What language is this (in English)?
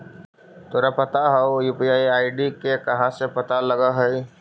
Magahi